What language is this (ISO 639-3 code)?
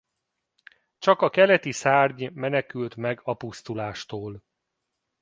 hun